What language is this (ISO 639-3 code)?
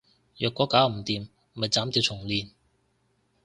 yue